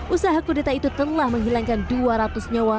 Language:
Indonesian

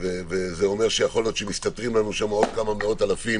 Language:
Hebrew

